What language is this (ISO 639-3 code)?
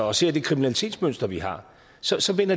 dan